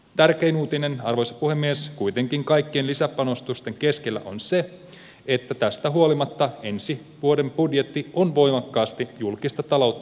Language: Finnish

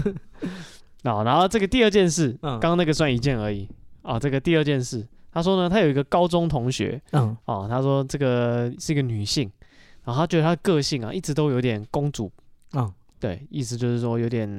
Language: Chinese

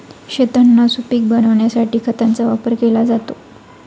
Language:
Marathi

